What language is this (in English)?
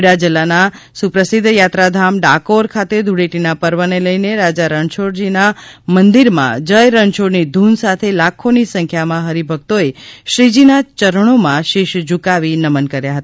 Gujarati